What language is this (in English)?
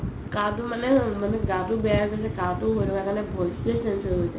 Assamese